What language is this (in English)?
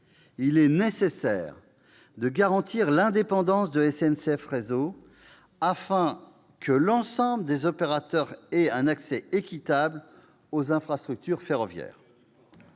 French